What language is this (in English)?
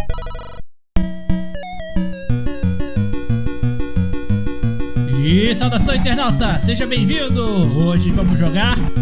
Portuguese